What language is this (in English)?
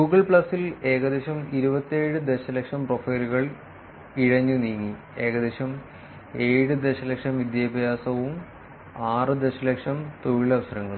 Malayalam